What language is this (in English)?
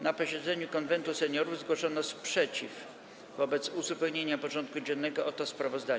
Polish